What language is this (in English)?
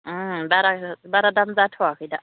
Bodo